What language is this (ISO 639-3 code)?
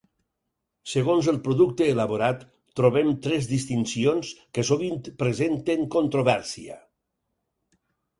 cat